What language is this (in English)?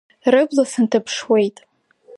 Abkhazian